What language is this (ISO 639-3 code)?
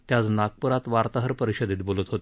mar